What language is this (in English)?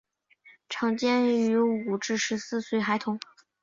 Chinese